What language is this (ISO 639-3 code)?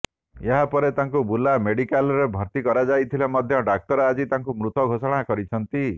ori